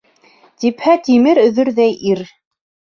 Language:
Bashkir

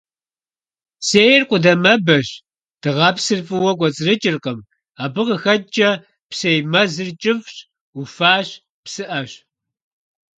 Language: Kabardian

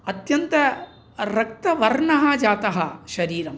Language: Sanskrit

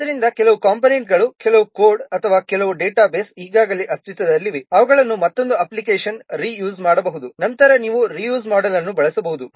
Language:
Kannada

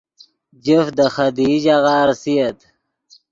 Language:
Yidgha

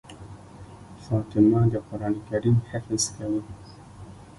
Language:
Pashto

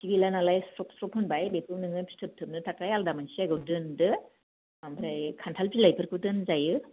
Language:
Bodo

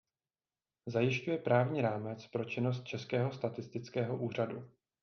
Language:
Czech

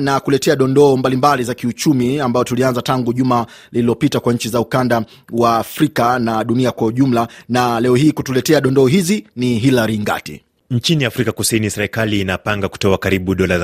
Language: Swahili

